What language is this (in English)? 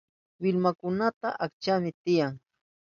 Southern Pastaza Quechua